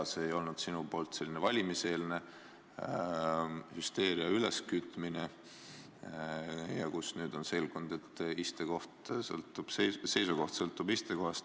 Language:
Estonian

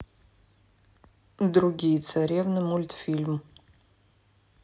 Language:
Russian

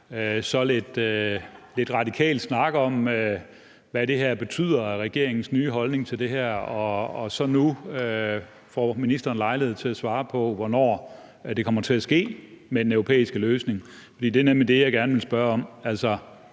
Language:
Danish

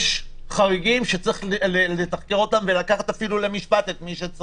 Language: Hebrew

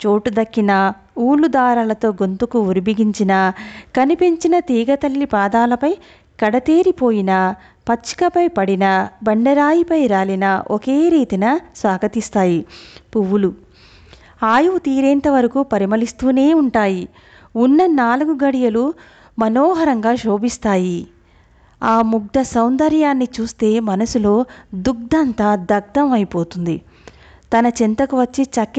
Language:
Telugu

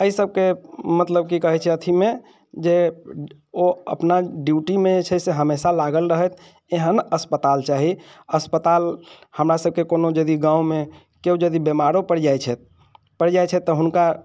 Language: Maithili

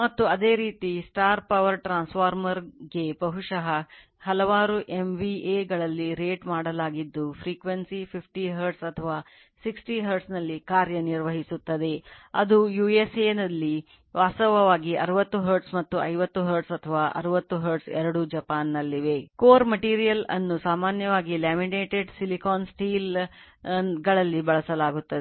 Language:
Kannada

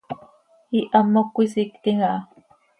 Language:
Seri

